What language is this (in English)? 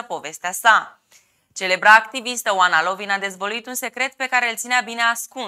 Romanian